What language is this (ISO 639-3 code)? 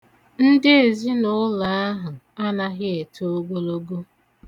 ibo